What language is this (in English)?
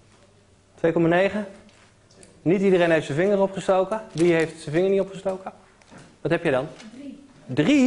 Dutch